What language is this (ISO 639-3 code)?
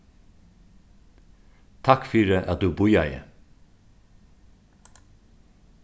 fao